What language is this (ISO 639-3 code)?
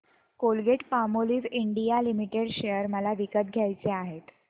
mar